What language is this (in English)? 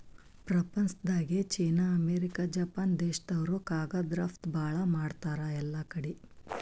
Kannada